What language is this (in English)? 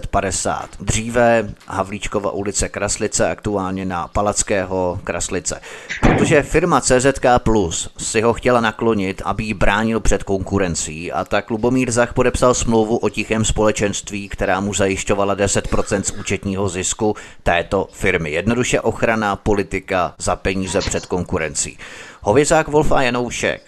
Czech